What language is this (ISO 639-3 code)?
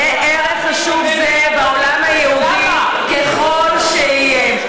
heb